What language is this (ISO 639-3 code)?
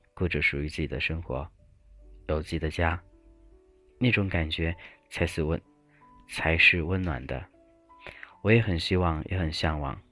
zho